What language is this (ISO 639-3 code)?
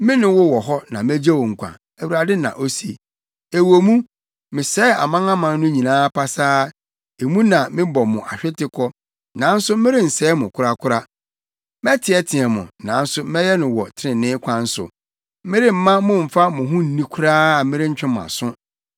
aka